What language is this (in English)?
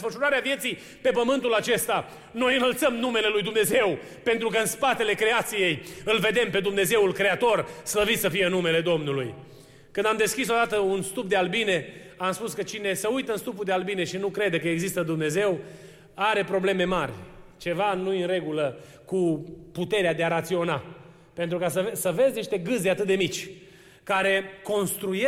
Romanian